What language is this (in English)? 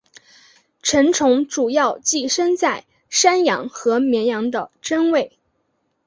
Chinese